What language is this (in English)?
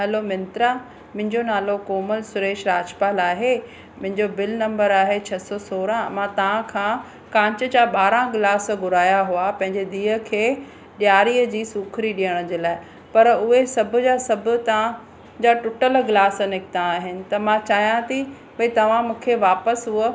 Sindhi